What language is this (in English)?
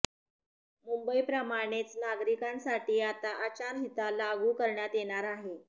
Marathi